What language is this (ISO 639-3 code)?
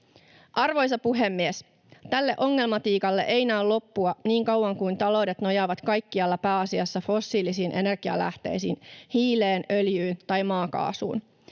fin